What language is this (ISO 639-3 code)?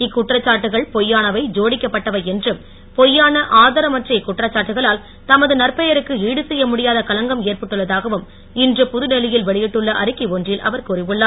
tam